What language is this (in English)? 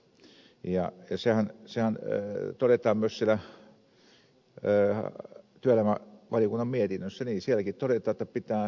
Finnish